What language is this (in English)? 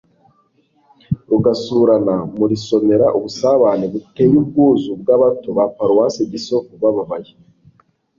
Kinyarwanda